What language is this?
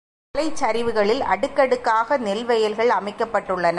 Tamil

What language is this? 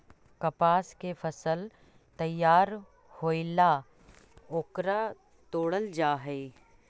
Magahi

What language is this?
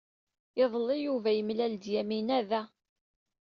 Kabyle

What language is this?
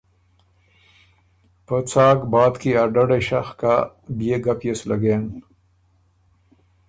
Ormuri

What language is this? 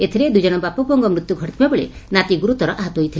Odia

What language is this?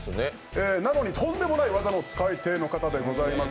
Japanese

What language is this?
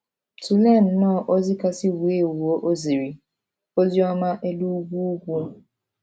Igbo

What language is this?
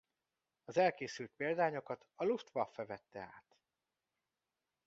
Hungarian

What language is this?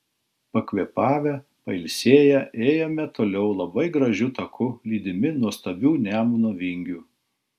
Lithuanian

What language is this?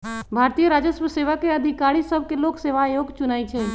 Magahi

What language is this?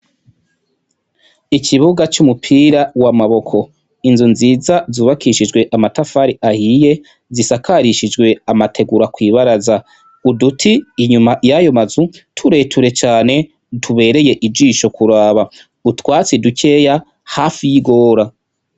Rundi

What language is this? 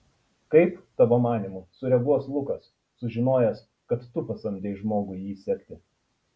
Lithuanian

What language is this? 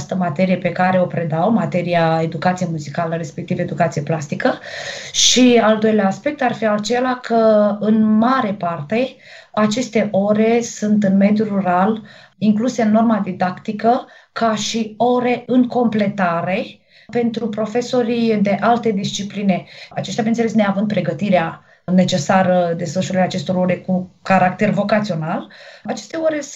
Romanian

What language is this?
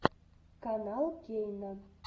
Russian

